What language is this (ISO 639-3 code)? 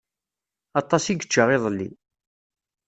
kab